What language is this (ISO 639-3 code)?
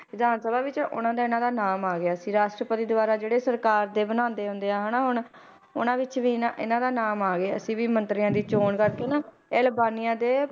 pan